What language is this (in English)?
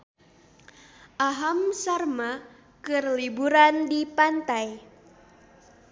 Sundanese